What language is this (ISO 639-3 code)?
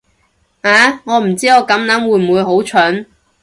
yue